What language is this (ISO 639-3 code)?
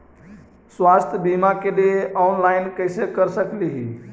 mag